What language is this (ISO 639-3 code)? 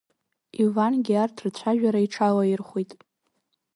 abk